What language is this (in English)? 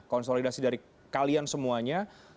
Indonesian